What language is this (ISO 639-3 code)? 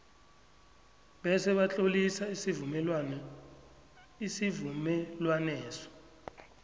nbl